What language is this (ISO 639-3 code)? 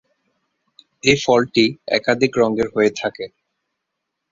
ben